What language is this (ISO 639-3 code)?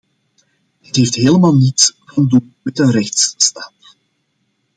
nld